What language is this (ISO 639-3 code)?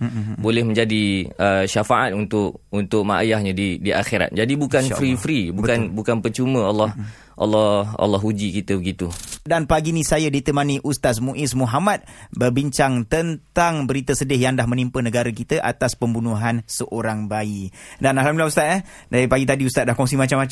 msa